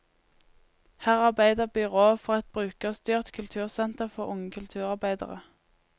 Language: Norwegian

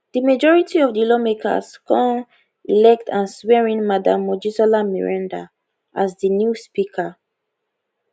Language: Nigerian Pidgin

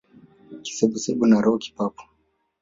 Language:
Swahili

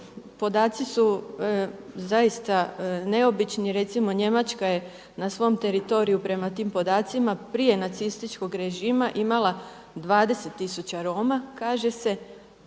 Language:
Croatian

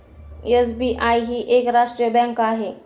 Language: Marathi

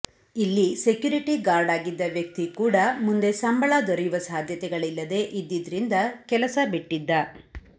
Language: Kannada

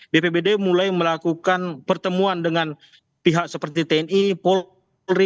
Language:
Indonesian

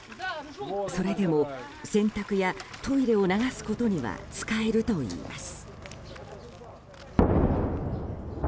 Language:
Japanese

